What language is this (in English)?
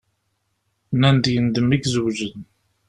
Kabyle